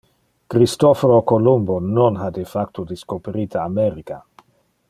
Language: Interlingua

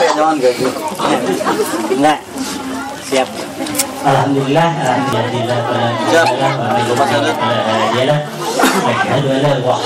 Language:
Indonesian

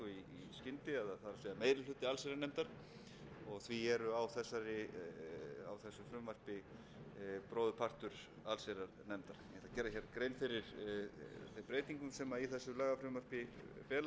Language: Icelandic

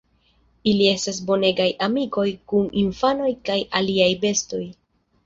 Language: Esperanto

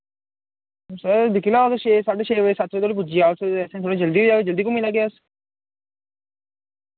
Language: Dogri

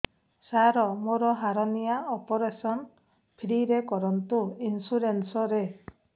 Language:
Odia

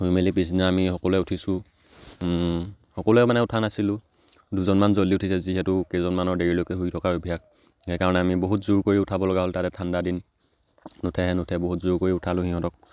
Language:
Assamese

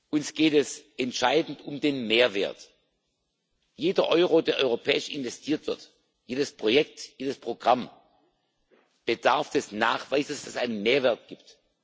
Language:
German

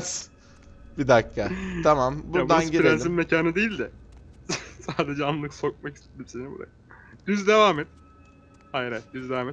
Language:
Turkish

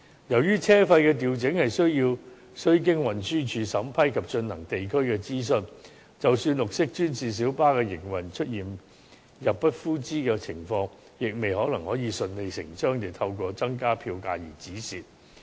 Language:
Cantonese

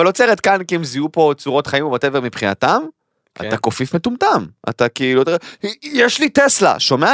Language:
Hebrew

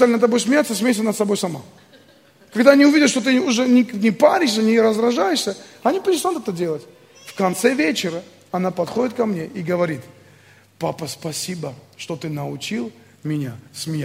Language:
Russian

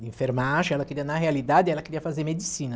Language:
Portuguese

